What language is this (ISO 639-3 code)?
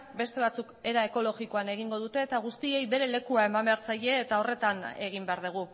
eus